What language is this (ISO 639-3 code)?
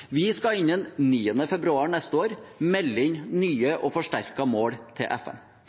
nob